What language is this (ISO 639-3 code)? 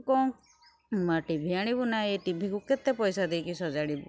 ori